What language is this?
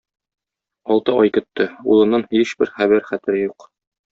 Tatar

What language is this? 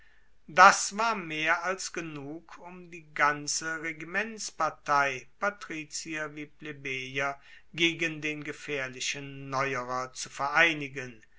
German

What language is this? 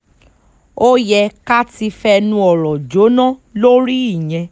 Yoruba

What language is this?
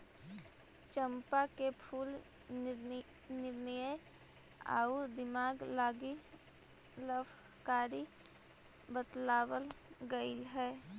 Magahi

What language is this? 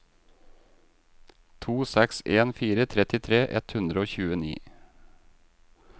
Norwegian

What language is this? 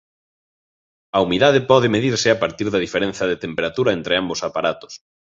Galician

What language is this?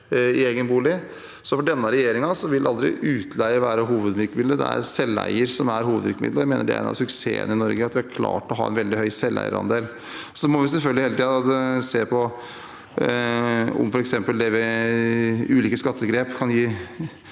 Norwegian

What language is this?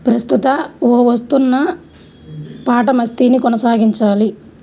Telugu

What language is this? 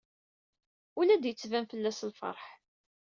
Kabyle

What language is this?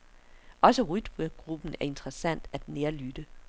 Danish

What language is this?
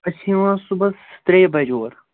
Kashmiri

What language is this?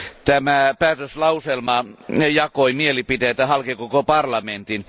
Finnish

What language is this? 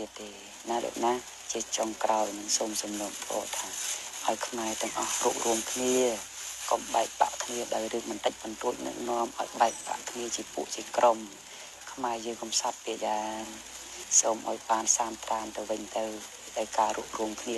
Thai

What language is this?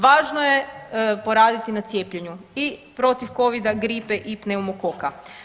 Croatian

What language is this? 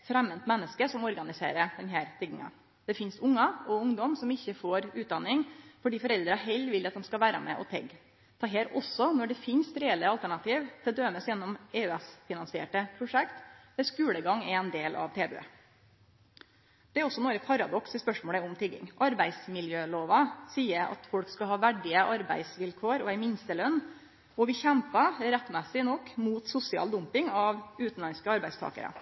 Norwegian Nynorsk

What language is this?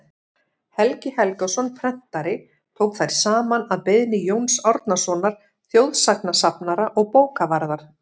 Icelandic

